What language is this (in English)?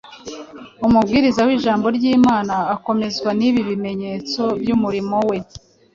Kinyarwanda